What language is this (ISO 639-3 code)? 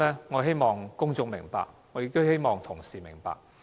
yue